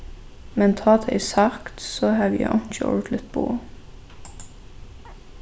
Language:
Faroese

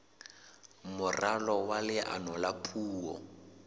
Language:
Southern Sotho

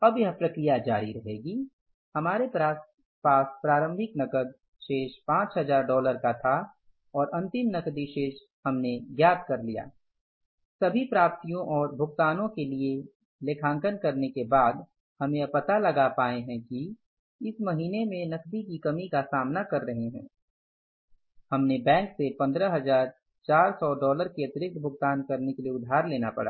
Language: Hindi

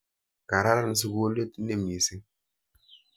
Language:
Kalenjin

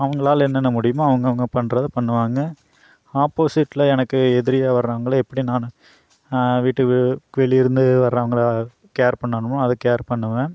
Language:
Tamil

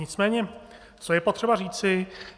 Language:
Czech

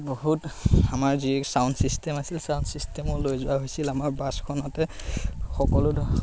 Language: Assamese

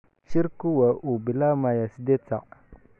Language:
Somali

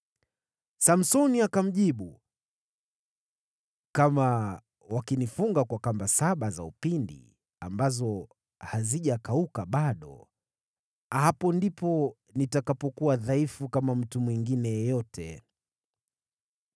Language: Swahili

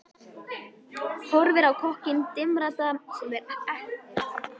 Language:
Icelandic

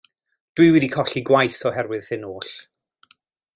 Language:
Welsh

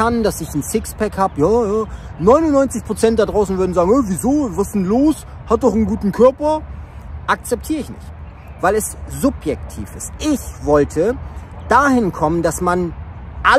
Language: German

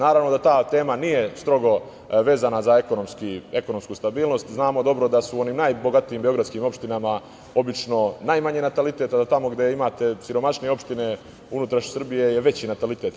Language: Serbian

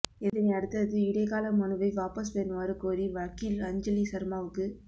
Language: Tamil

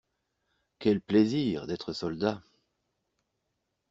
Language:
French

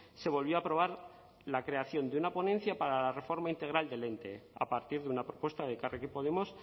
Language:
Spanish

